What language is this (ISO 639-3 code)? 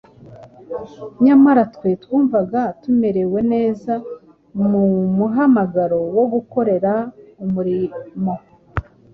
kin